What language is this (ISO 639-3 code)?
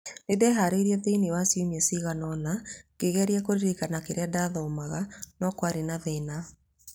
kik